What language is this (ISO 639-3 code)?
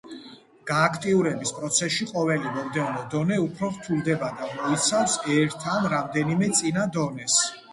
kat